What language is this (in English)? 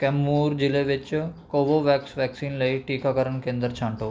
Punjabi